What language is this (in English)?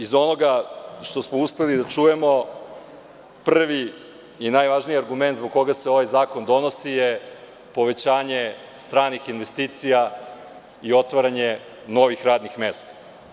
Serbian